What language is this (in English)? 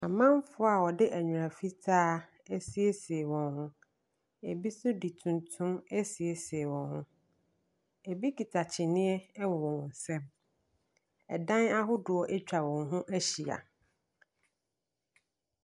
Akan